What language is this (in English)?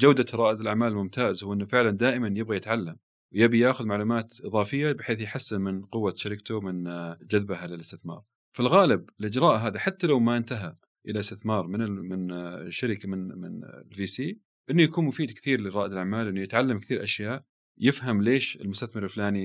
Arabic